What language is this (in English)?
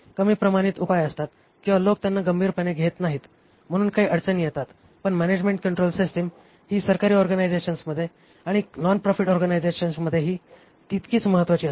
Marathi